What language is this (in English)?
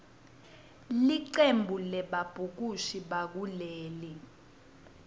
Swati